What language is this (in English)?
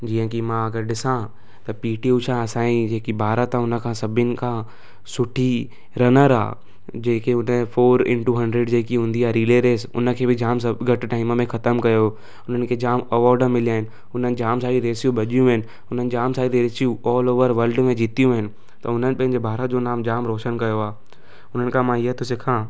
Sindhi